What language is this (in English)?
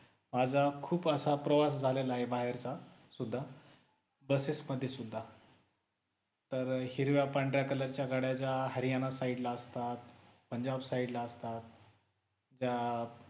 Marathi